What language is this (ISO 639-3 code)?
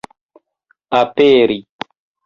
epo